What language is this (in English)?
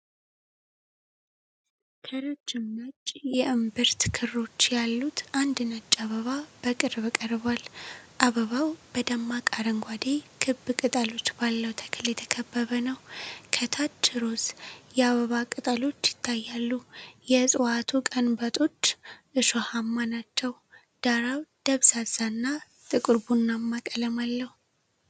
Amharic